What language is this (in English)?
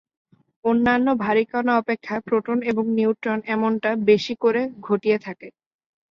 Bangla